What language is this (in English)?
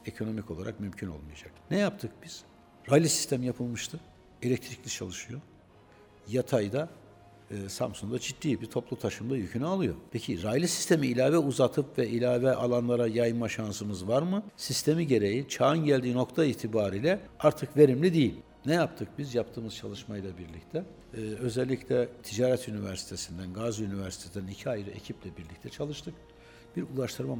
Turkish